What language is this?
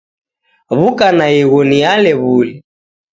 Taita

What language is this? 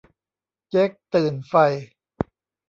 Thai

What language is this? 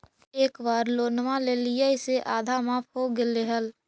Magahi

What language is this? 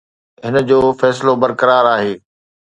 Sindhi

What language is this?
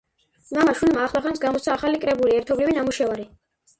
Georgian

